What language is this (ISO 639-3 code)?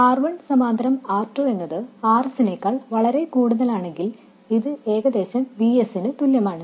mal